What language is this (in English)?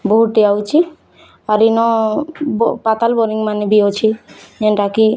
Odia